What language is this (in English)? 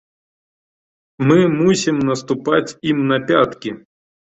Belarusian